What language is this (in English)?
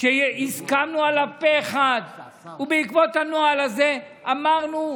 Hebrew